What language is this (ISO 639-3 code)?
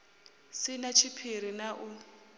ven